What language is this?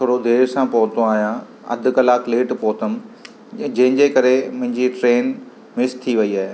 Sindhi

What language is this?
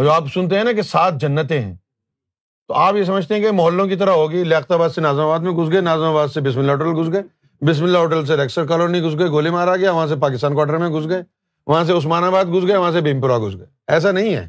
Urdu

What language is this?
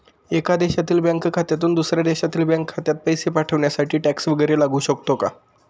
Marathi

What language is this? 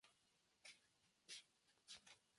Spanish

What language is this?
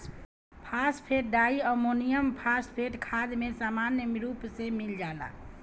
Bhojpuri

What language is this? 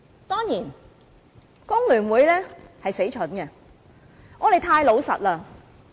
Cantonese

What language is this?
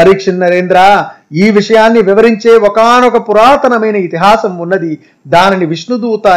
Telugu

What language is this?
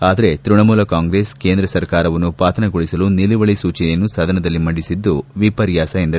Kannada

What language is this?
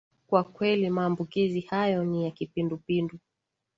Swahili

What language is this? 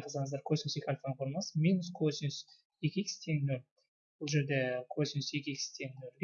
Turkish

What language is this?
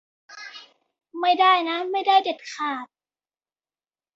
Thai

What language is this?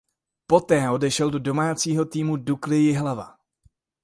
Czech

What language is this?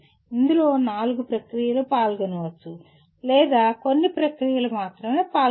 Telugu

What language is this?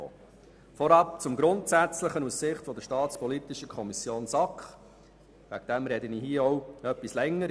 Swiss German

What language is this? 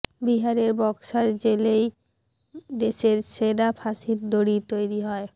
Bangla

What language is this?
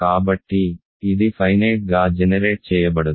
Telugu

